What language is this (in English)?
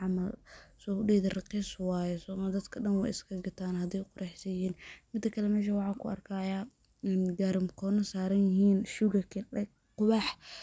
Somali